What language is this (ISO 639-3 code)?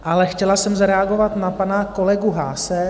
ces